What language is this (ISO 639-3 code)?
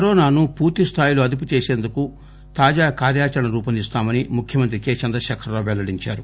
tel